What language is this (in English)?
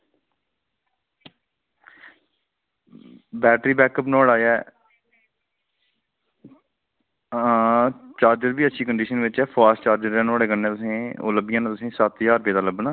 Dogri